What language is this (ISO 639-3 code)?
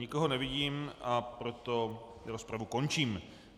ces